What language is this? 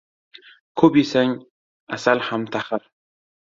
Uzbek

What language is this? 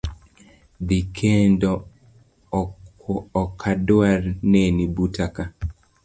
Luo (Kenya and Tanzania)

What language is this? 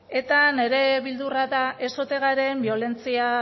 Basque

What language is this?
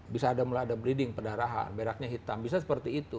Indonesian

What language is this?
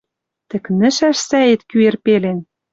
Western Mari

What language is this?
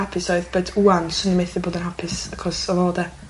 Welsh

